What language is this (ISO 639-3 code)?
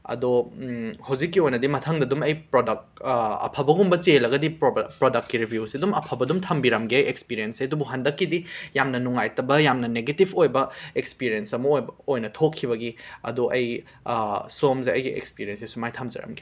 mni